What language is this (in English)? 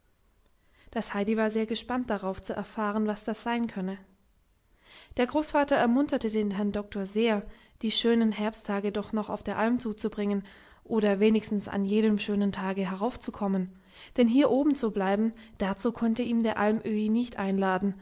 German